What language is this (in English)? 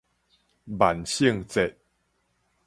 Min Nan Chinese